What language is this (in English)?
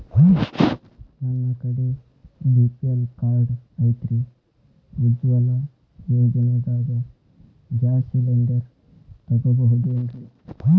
Kannada